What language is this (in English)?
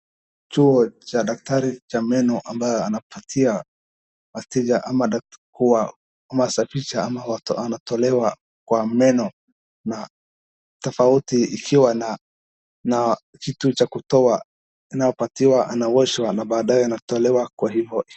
Swahili